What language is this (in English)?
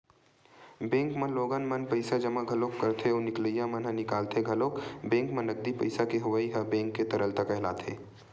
Chhattisgarhi